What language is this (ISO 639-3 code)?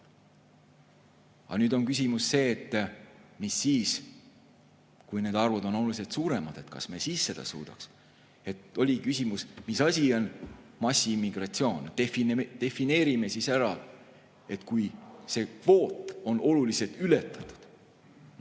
est